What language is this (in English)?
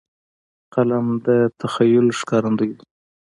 Pashto